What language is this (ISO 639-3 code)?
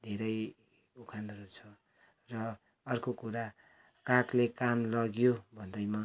nep